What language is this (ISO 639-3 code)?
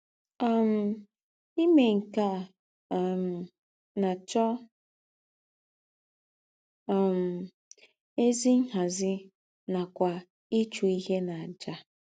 ibo